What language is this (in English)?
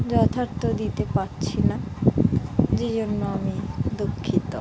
Bangla